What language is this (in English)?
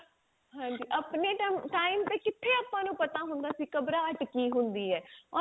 Punjabi